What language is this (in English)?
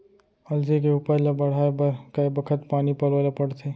Chhattisgarhi